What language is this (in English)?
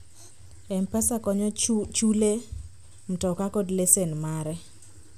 Luo (Kenya and Tanzania)